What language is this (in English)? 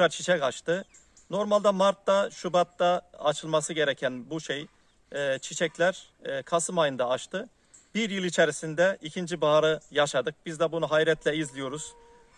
Turkish